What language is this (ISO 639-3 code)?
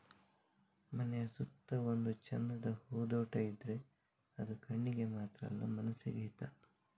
kan